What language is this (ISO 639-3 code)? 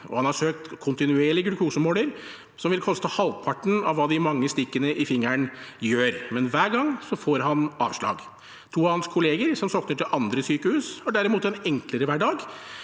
nor